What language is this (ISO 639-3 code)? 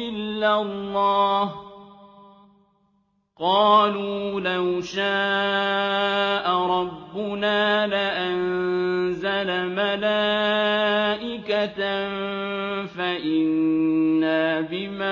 ara